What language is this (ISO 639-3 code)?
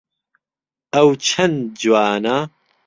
ckb